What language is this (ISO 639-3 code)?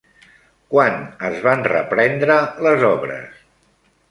cat